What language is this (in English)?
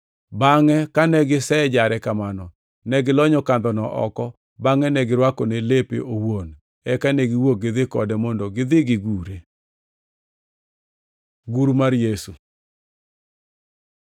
Luo (Kenya and Tanzania)